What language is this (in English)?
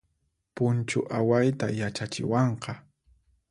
Puno Quechua